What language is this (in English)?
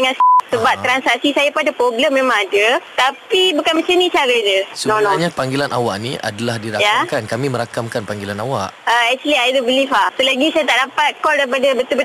Malay